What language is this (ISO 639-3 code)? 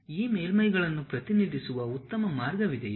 kan